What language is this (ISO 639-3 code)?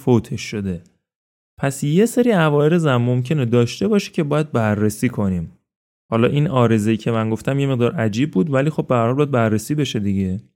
fas